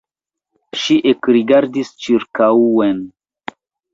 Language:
Esperanto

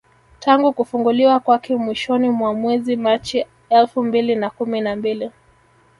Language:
Swahili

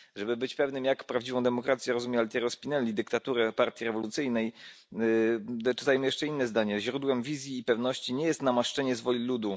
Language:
Polish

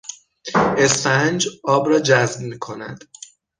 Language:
Persian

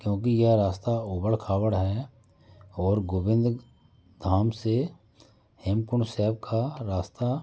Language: Hindi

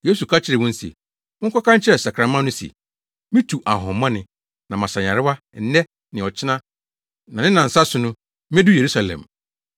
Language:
Akan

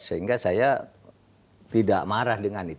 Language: Indonesian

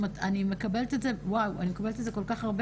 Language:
Hebrew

